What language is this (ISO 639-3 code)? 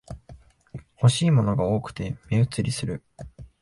jpn